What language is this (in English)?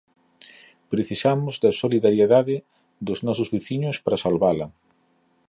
Galician